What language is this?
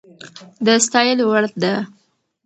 Pashto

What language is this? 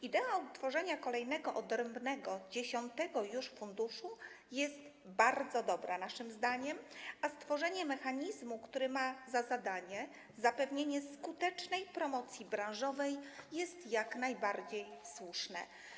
Polish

